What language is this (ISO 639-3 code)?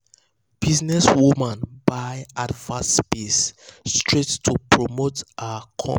pcm